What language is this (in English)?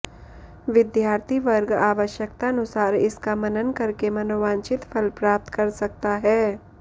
Sanskrit